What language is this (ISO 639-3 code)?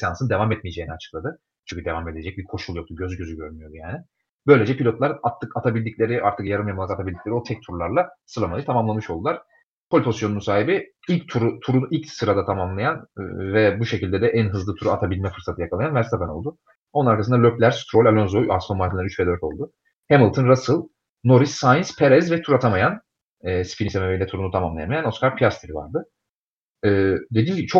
tur